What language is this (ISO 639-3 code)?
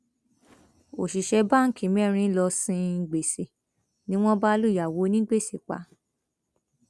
yor